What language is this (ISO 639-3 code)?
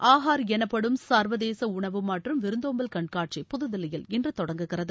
tam